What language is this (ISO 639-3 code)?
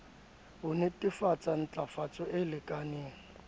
sot